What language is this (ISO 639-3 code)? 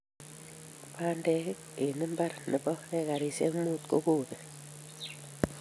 kln